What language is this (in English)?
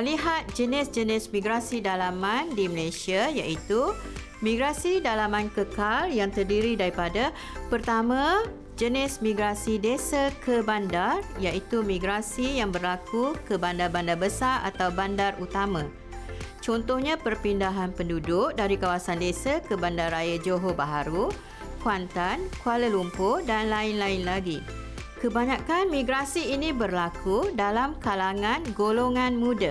Malay